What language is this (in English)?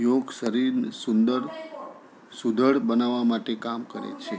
Gujarati